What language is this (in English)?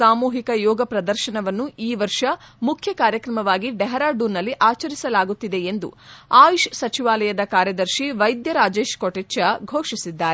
Kannada